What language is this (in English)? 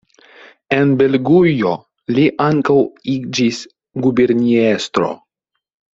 Esperanto